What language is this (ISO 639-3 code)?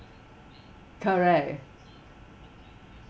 eng